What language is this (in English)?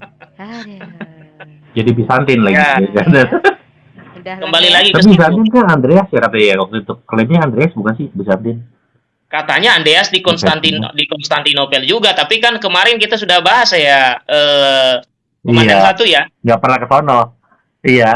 Indonesian